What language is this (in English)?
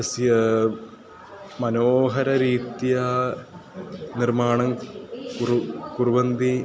Sanskrit